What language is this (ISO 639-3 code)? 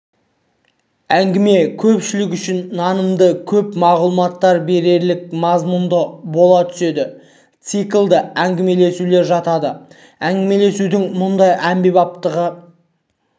kaz